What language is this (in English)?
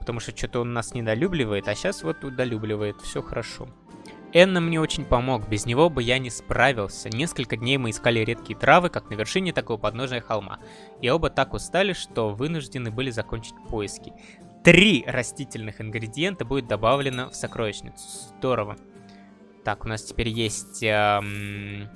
Russian